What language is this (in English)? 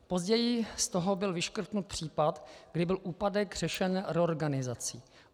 Czech